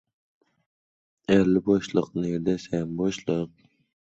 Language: Uzbek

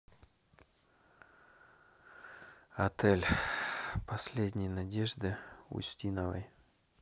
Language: Russian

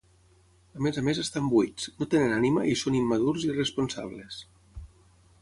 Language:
Catalan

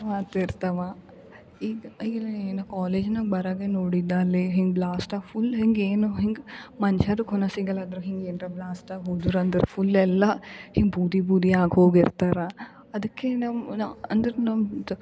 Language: Kannada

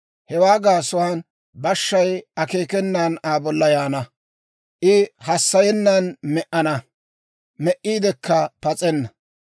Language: Dawro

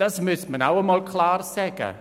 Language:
Swiss German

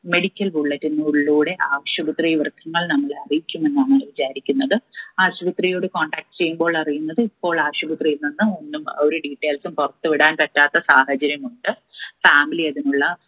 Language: Malayalam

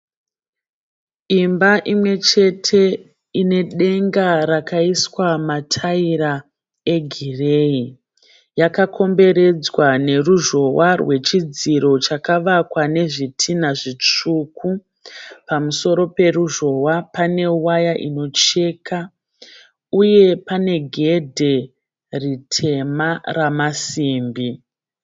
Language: Shona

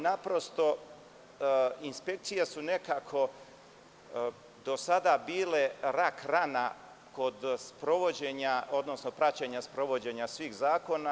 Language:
Serbian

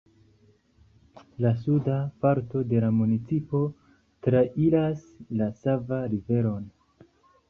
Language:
Esperanto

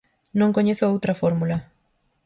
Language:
Galician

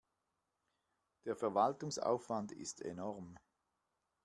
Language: German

